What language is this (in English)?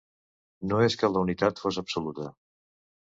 Catalan